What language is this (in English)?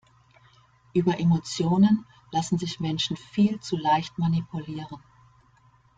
German